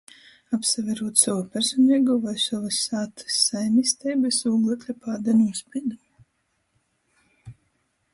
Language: Latgalian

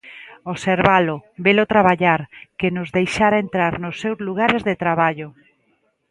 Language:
Galician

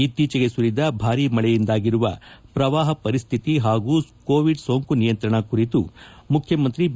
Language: Kannada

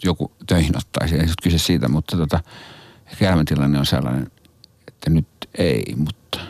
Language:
Finnish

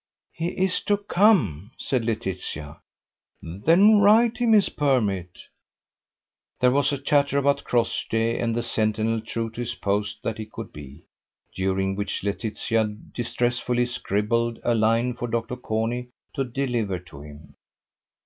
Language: English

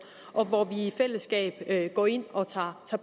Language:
Danish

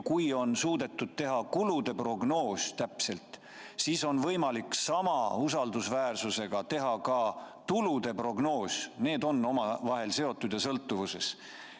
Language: Estonian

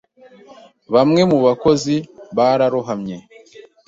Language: Kinyarwanda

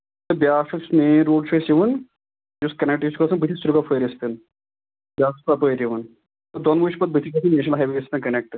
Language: Kashmiri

